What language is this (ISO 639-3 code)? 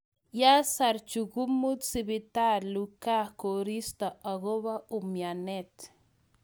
kln